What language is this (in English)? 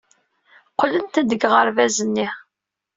Kabyle